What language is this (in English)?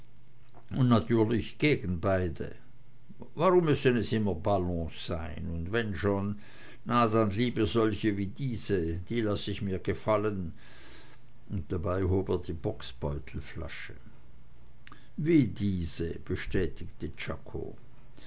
German